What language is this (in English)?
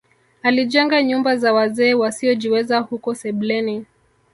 Swahili